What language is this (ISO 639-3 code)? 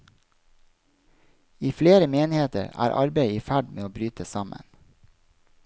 nor